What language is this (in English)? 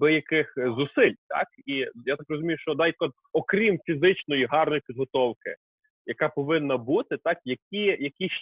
Ukrainian